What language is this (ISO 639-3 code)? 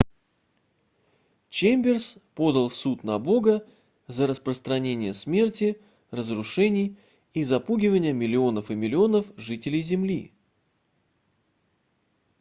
rus